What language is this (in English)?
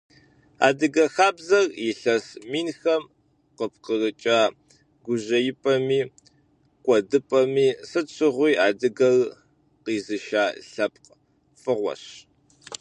Kabardian